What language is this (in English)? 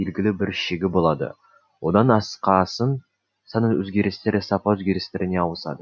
Kazakh